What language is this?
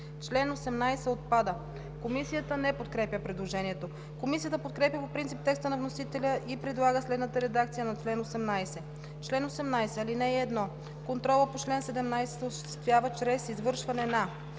Bulgarian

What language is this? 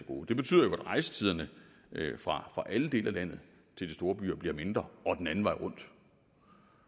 Danish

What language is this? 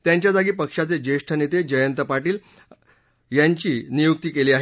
Marathi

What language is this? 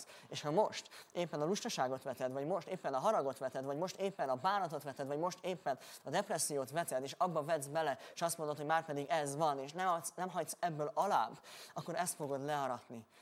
Hungarian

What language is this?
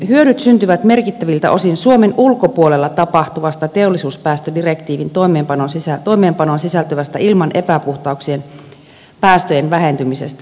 Finnish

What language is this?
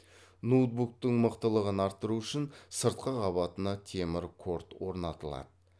Kazakh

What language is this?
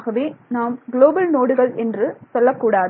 Tamil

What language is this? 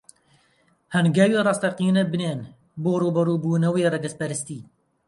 Central Kurdish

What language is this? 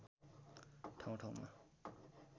Nepali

